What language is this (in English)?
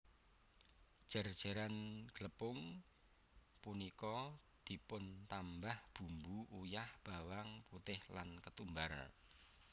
Javanese